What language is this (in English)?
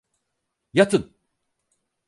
Turkish